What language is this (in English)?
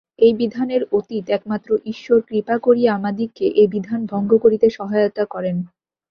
Bangla